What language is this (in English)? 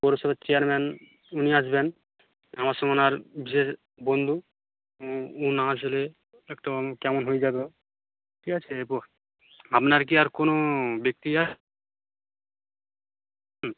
Bangla